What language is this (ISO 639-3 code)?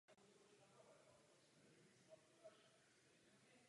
ces